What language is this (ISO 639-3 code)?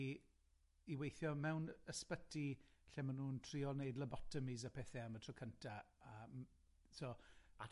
cym